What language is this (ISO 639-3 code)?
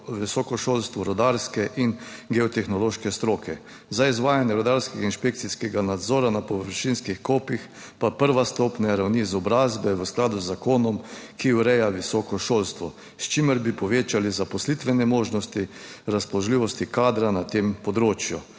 slv